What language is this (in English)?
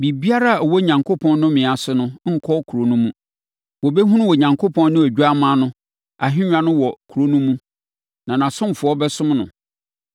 Akan